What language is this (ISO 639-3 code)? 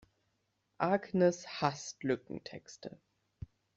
deu